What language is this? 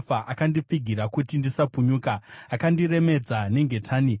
Shona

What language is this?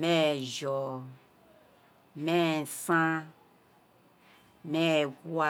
Isekiri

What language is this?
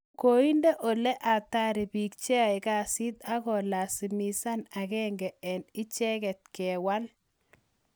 Kalenjin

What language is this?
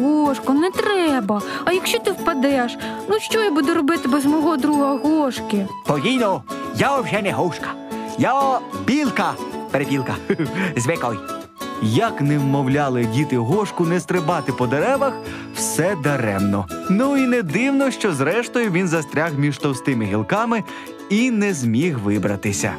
Ukrainian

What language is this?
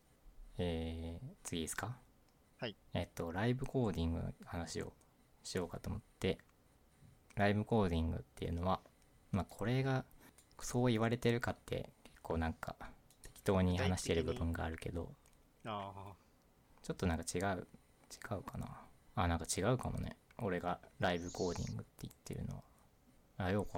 Japanese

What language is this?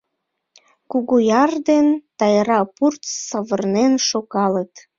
Mari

